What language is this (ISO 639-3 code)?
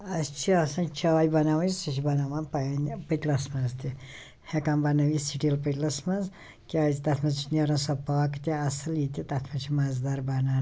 kas